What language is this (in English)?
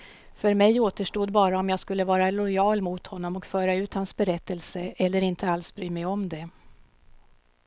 Swedish